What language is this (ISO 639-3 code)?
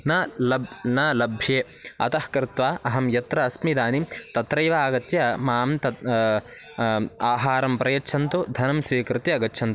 san